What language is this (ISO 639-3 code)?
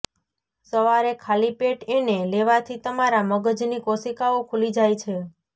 guj